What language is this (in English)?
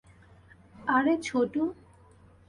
Bangla